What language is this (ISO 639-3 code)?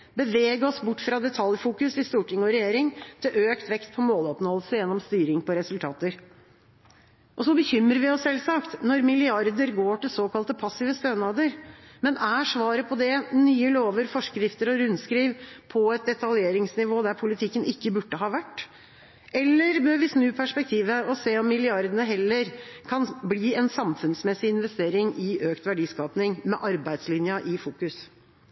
nob